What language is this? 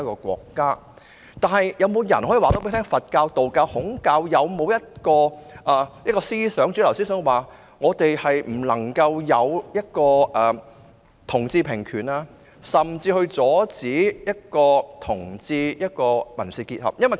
Cantonese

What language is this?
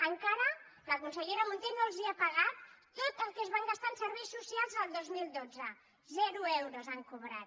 Catalan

